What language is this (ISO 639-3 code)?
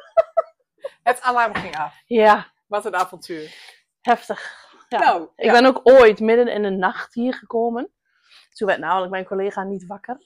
nld